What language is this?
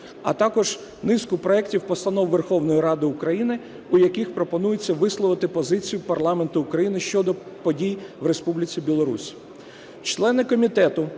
Ukrainian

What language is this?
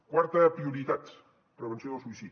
Catalan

